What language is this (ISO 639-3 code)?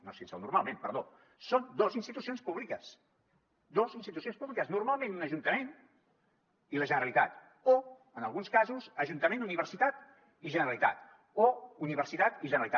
cat